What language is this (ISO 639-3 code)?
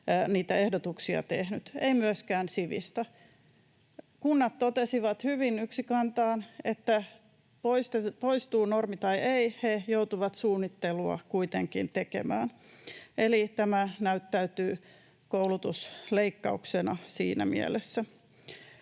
fin